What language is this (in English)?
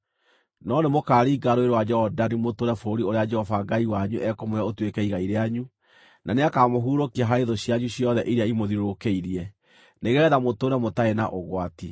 Kikuyu